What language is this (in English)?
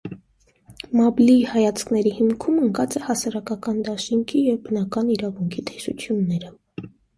Armenian